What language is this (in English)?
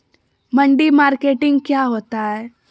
Magahi